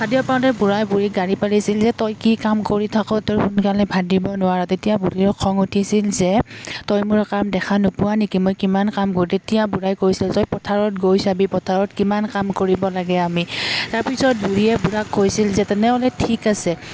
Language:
Assamese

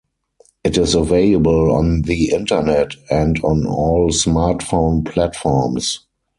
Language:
English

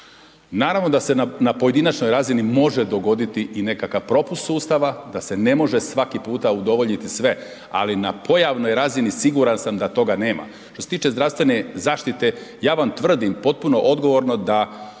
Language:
Croatian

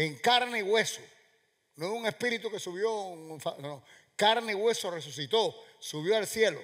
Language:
Spanish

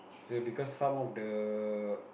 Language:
English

